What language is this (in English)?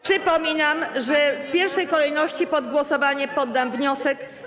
Polish